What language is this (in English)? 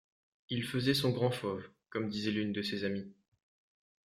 French